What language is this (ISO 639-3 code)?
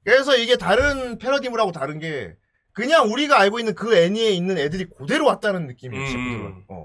kor